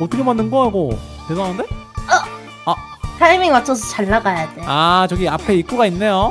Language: Korean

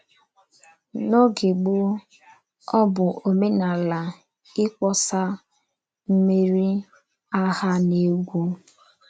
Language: Igbo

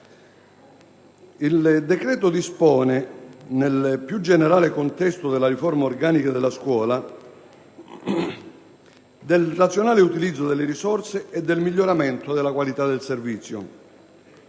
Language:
Italian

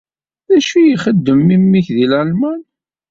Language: Kabyle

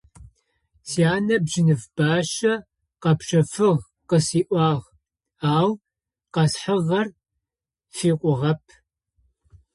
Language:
Adyghe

